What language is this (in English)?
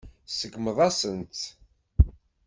Kabyle